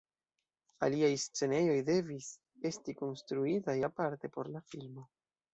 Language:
Esperanto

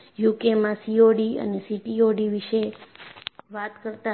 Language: Gujarati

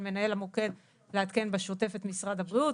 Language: Hebrew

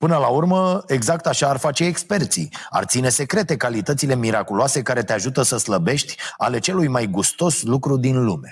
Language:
Romanian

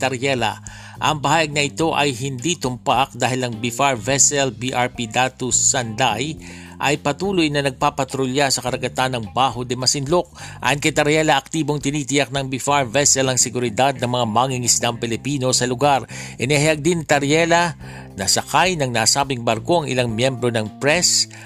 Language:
Filipino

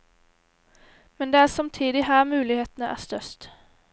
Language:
Norwegian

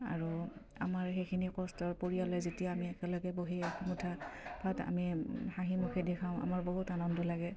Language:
Assamese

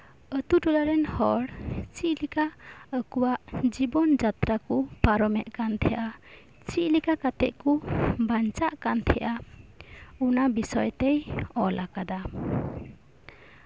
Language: Santali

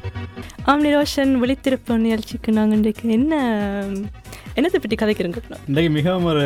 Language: Tamil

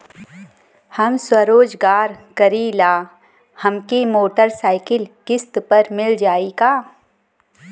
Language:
Bhojpuri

